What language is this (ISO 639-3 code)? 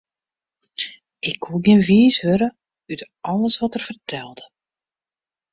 fry